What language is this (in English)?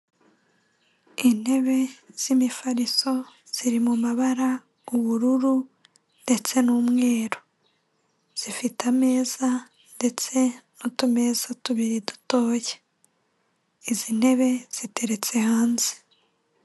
Kinyarwanda